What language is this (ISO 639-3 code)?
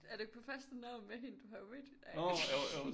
dan